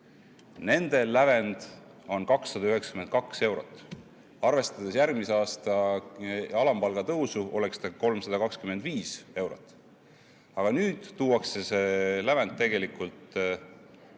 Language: Estonian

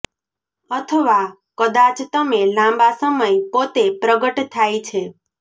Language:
Gujarati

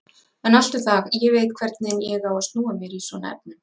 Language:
Icelandic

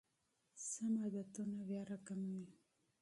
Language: Pashto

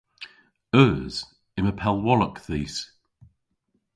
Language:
Cornish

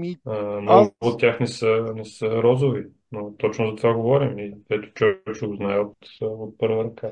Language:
Bulgarian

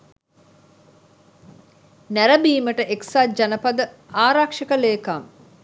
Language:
Sinhala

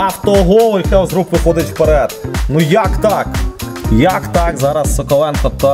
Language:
Ukrainian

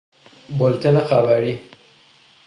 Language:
Persian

